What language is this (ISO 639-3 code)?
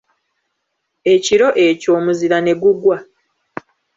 lug